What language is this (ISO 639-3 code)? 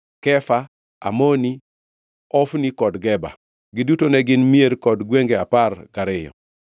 luo